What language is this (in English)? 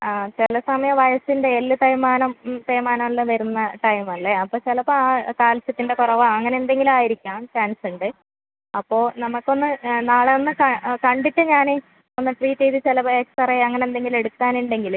Malayalam